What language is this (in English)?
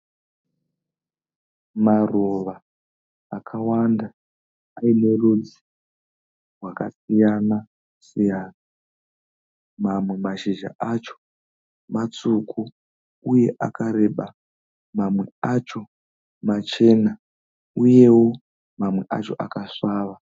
Shona